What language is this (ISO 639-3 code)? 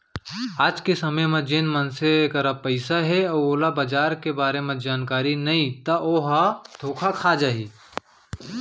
hne